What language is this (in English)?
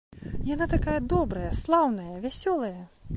Belarusian